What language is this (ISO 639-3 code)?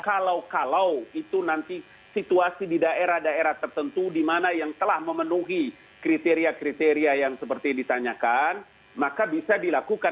ind